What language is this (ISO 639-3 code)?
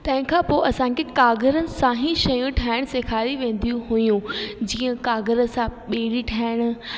snd